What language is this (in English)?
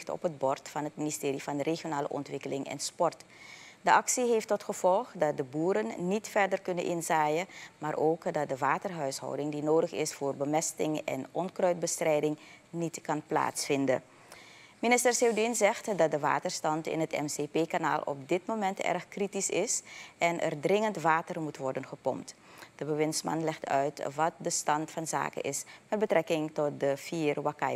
Dutch